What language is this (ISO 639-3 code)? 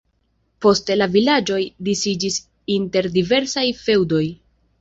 epo